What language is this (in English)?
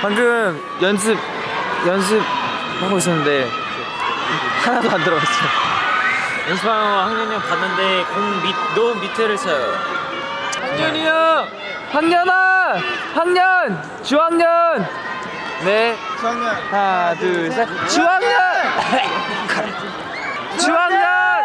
Korean